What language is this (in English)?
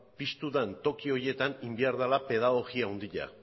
Basque